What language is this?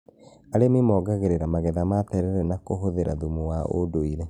Kikuyu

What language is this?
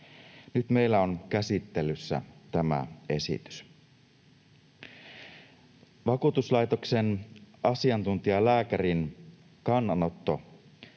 Finnish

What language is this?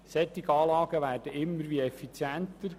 Swiss German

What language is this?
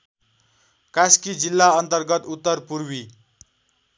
Nepali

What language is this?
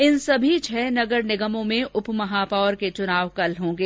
Hindi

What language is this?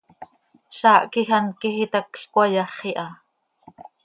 Seri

